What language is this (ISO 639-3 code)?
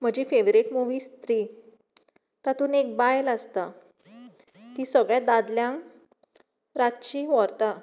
kok